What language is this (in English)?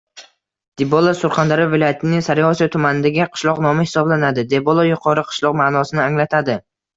Uzbek